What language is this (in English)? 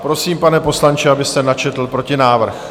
Czech